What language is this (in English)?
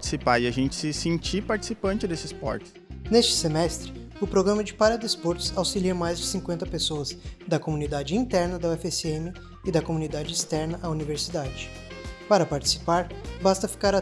Portuguese